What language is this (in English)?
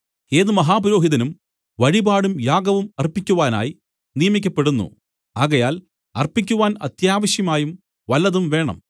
Malayalam